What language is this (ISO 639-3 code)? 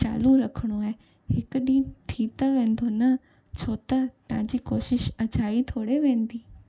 snd